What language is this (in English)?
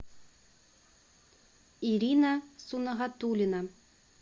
Russian